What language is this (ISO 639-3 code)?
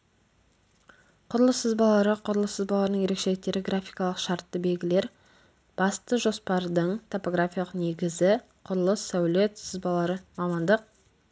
kaz